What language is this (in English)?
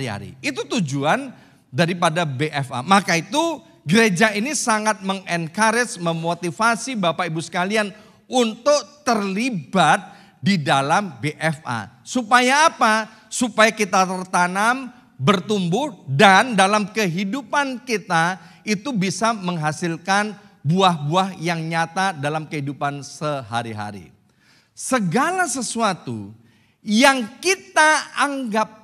Indonesian